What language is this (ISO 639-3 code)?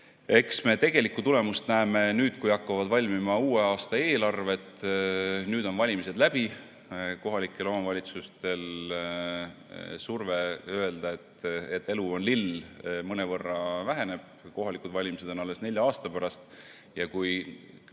est